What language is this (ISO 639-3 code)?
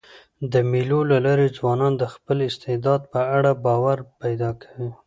pus